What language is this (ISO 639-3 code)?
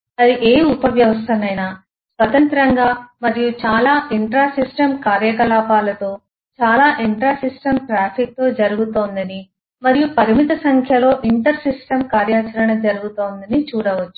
tel